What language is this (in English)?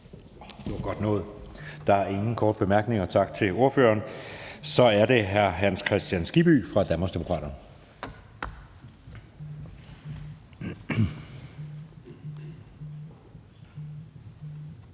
Danish